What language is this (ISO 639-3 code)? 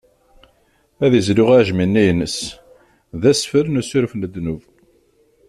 kab